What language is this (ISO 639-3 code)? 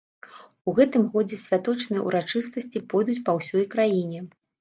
bel